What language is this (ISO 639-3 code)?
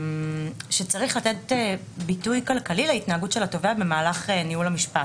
heb